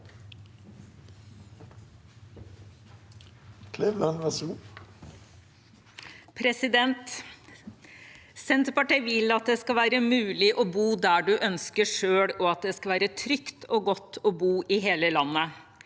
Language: Norwegian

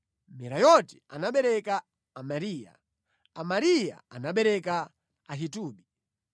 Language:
Nyanja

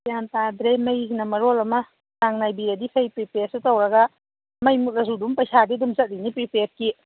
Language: Manipuri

